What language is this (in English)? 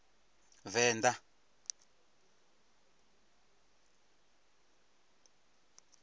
Venda